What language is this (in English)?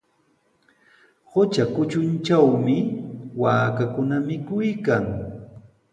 Sihuas Ancash Quechua